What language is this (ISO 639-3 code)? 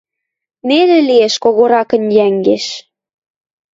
mrj